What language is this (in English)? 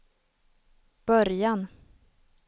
Swedish